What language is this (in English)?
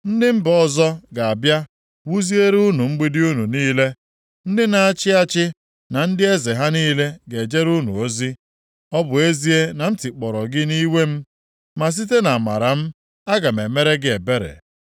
Igbo